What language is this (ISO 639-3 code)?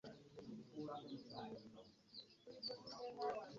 lug